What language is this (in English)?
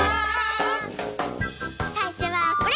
Japanese